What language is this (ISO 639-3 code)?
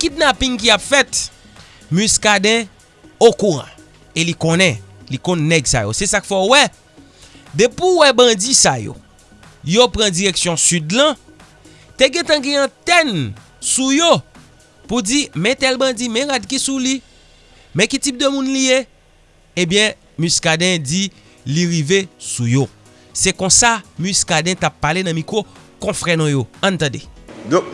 fra